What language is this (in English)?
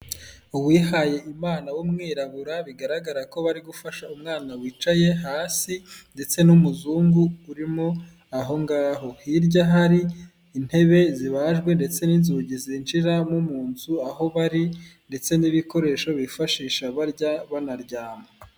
Kinyarwanda